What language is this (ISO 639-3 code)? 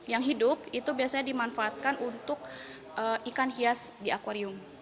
ind